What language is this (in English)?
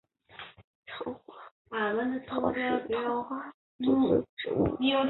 Chinese